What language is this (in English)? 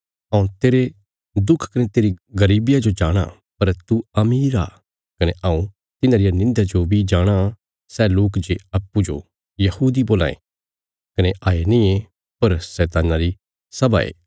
Bilaspuri